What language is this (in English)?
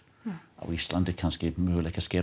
Icelandic